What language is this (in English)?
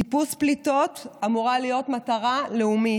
Hebrew